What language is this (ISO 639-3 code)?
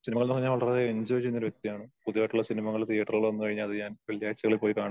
mal